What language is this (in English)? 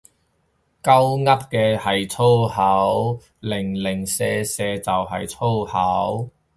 Cantonese